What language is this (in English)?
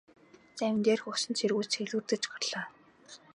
Mongolian